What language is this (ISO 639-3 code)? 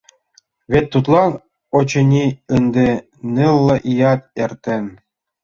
chm